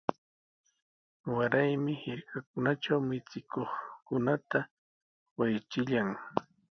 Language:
Sihuas Ancash Quechua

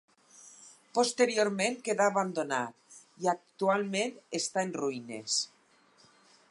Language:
Catalan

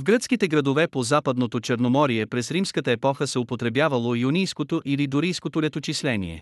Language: Bulgarian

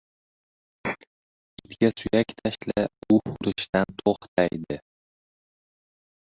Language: Uzbek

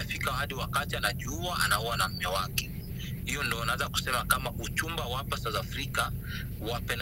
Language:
Swahili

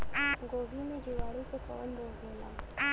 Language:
Bhojpuri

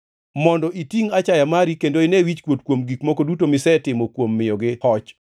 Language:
Luo (Kenya and Tanzania)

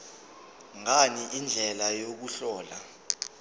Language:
Zulu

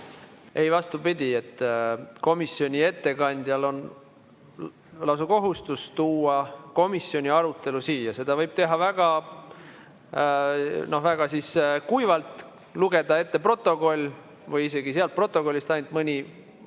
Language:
Estonian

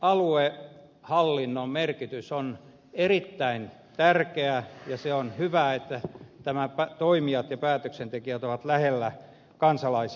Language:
Finnish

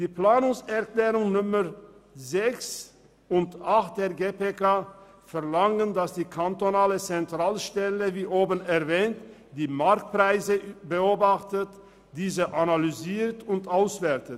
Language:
Swiss German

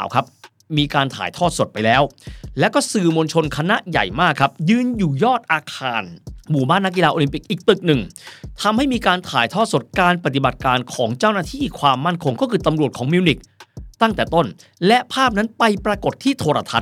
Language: Thai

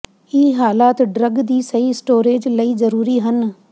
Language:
Punjabi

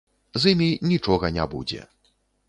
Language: Belarusian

